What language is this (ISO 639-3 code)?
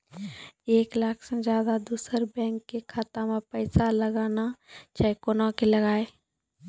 mai